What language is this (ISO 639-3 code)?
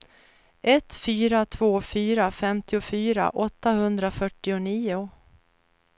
swe